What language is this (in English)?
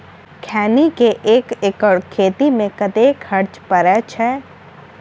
Maithili